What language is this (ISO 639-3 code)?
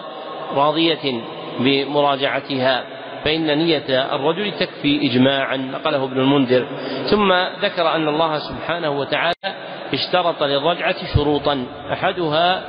ara